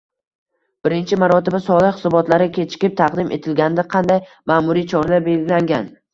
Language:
Uzbek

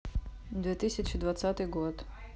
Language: Russian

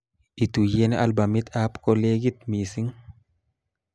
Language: Kalenjin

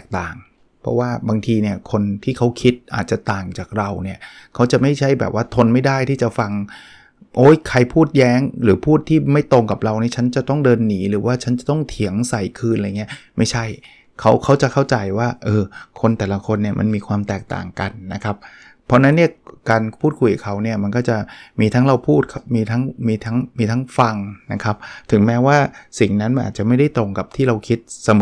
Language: Thai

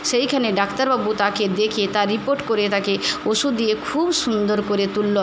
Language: Bangla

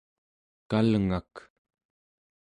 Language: Central Yupik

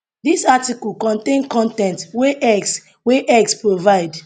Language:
Nigerian Pidgin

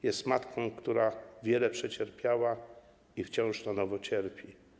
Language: Polish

